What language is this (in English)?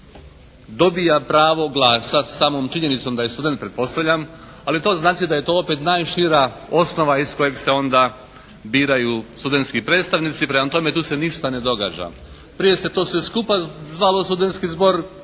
Croatian